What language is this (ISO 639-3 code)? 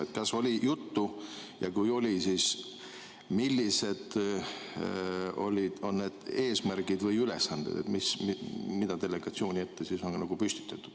est